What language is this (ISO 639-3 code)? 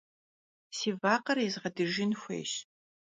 kbd